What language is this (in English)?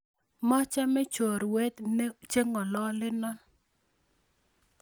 Kalenjin